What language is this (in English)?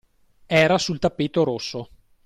Italian